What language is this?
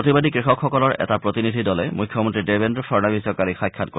Assamese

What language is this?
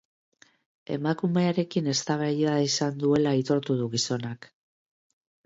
Basque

